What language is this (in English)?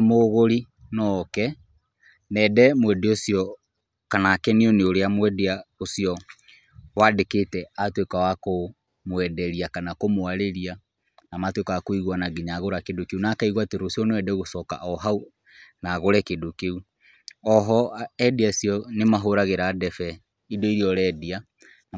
Kikuyu